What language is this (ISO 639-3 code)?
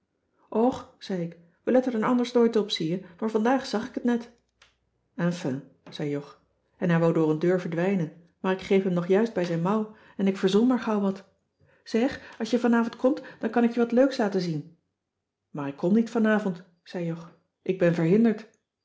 nld